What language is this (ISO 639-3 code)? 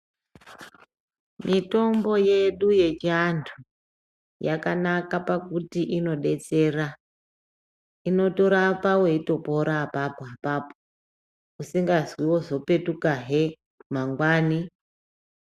ndc